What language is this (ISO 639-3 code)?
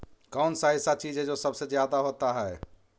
mag